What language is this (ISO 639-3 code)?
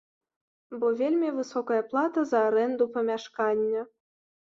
bel